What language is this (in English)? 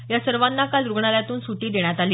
Marathi